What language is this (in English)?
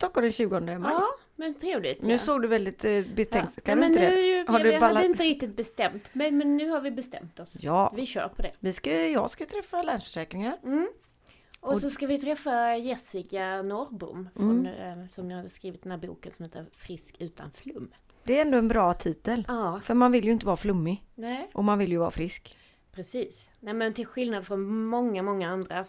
Swedish